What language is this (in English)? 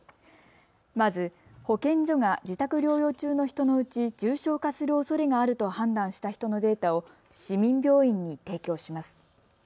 Japanese